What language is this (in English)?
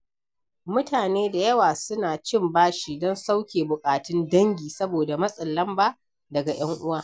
Hausa